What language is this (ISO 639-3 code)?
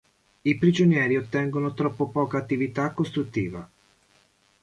ita